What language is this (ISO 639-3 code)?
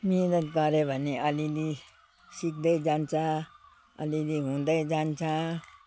nep